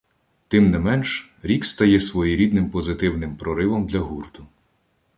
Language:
Ukrainian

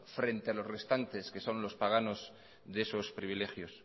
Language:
Spanish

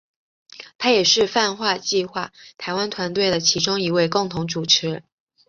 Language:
Chinese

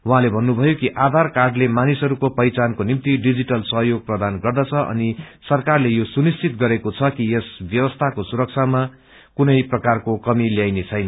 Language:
Nepali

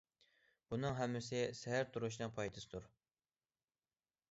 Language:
Uyghur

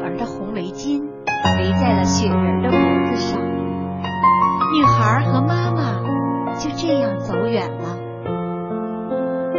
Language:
Chinese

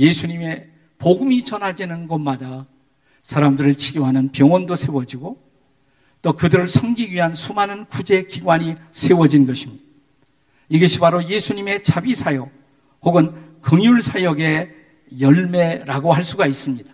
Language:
Korean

